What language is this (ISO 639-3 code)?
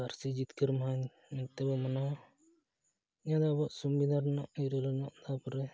sat